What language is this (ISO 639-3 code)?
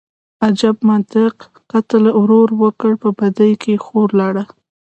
pus